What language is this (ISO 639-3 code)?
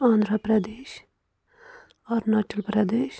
kas